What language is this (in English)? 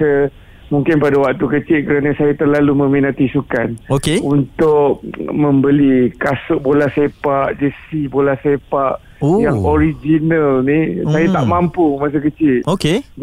Malay